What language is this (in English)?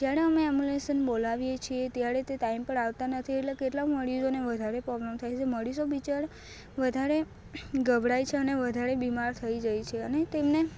Gujarati